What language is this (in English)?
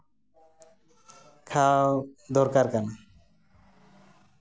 Santali